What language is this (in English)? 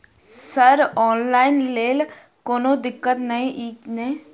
Maithili